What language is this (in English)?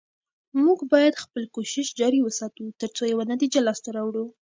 Pashto